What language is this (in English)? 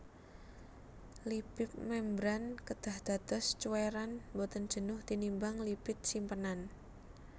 Javanese